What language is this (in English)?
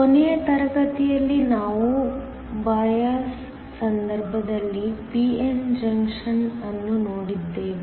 Kannada